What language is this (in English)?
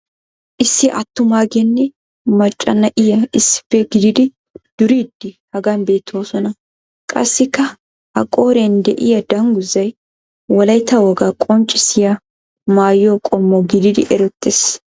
Wolaytta